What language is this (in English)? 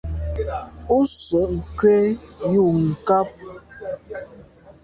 Medumba